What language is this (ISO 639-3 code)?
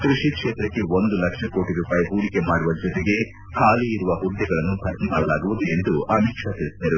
kan